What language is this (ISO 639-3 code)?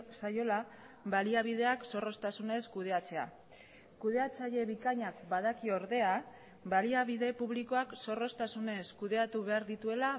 eus